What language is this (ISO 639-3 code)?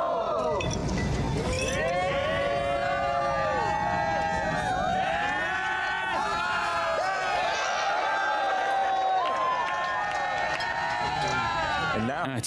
rus